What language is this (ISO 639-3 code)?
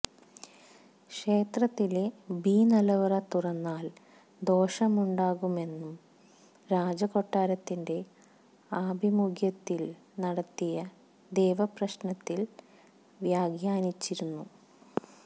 mal